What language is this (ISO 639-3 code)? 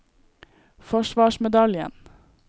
nor